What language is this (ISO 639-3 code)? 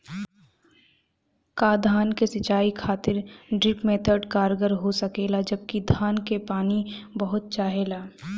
bho